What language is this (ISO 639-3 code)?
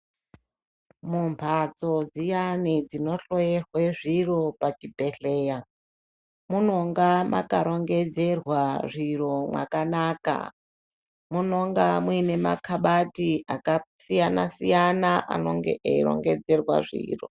ndc